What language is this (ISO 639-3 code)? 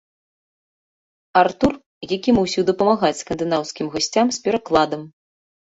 bel